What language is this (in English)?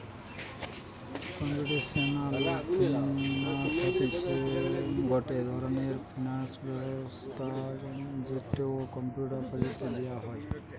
Bangla